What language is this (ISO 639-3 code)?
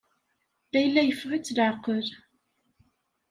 kab